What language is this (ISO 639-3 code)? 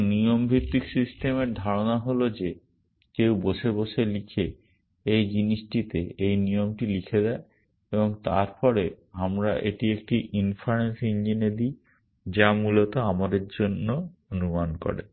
ben